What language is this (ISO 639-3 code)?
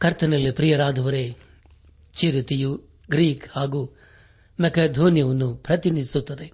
kan